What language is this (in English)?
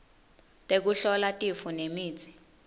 Swati